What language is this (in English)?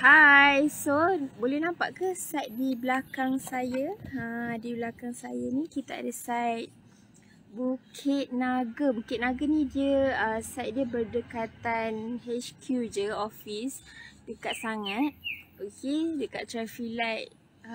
Malay